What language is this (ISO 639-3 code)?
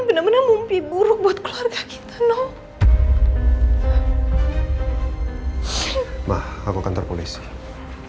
ind